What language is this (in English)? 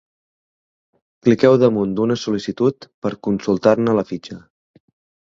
Catalan